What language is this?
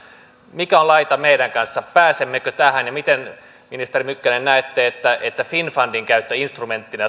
Finnish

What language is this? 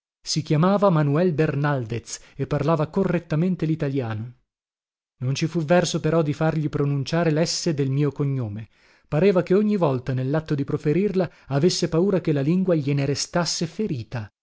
Italian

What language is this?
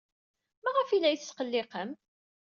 Kabyle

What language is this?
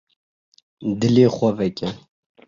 Kurdish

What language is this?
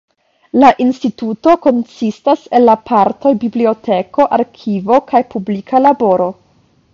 Esperanto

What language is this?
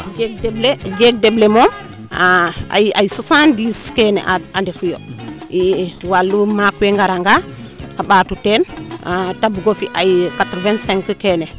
Serer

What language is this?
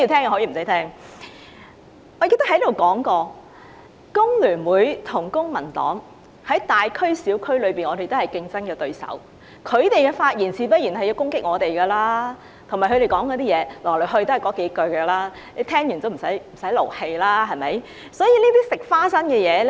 Cantonese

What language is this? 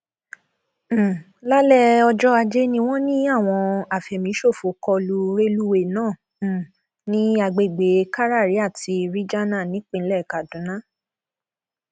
Yoruba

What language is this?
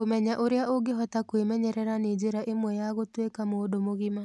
Kikuyu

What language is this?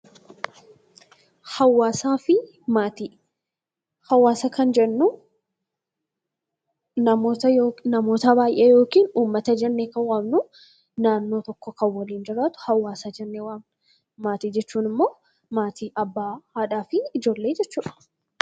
Oromo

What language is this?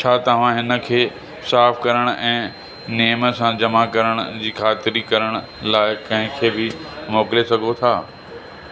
Sindhi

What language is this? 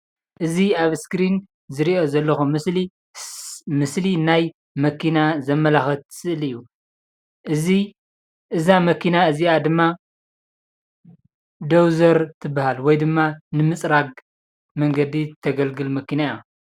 Tigrinya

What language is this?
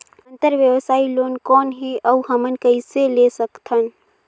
Chhattisgarhi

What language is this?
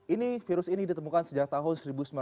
Indonesian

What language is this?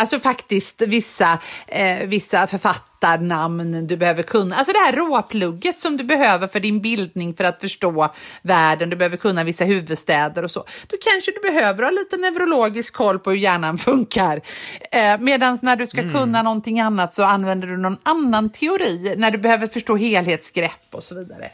Swedish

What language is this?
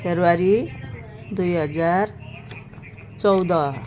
Nepali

